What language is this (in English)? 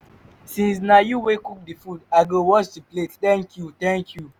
Nigerian Pidgin